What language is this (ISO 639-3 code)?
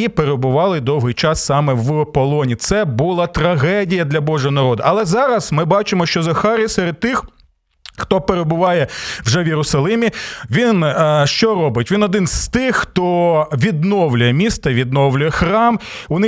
ukr